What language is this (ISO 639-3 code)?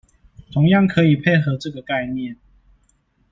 zho